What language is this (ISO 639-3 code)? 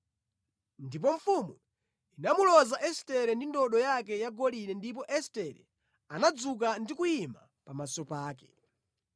nya